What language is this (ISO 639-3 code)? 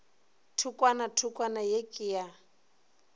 nso